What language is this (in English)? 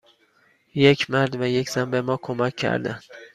Persian